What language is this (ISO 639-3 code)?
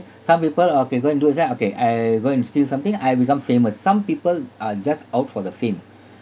eng